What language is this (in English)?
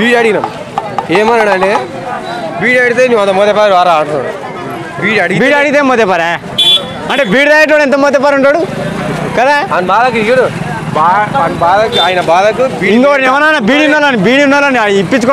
Indonesian